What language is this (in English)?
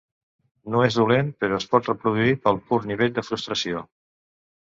Catalan